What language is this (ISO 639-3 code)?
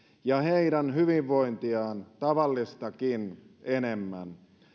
fin